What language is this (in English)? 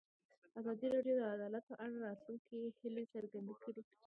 Pashto